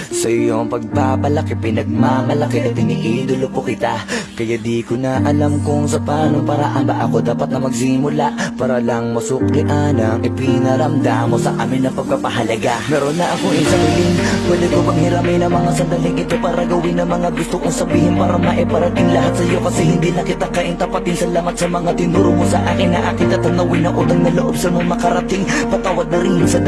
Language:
Indonesian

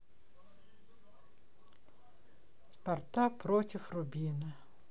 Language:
Russian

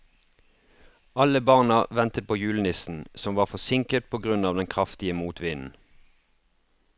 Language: Norwegian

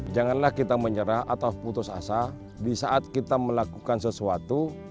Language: Indonesian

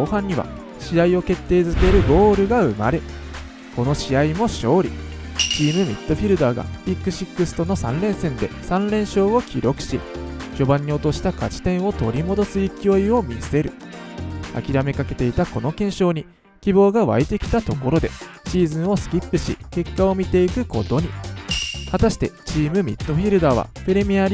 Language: Japanese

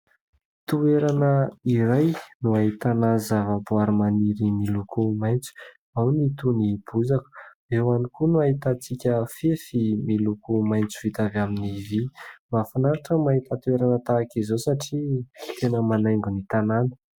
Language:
Malagasy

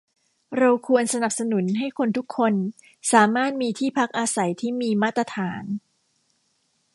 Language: Thai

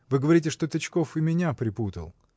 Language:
Russian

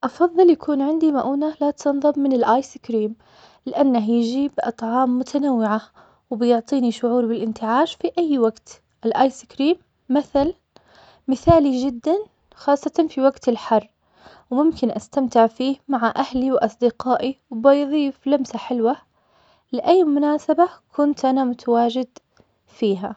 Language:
Omani Arabic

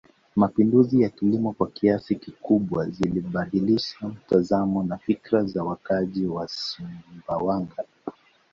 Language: Swahili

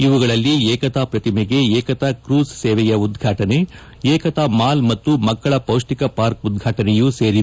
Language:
Kannada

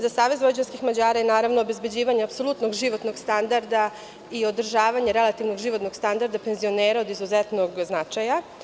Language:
Serbian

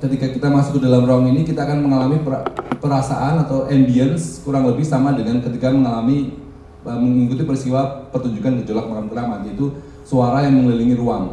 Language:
Indonesian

